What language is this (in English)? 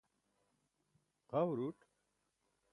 Burushaski